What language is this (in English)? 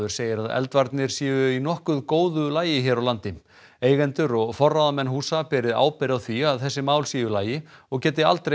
Icelandic